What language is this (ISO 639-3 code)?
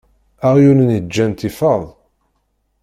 kab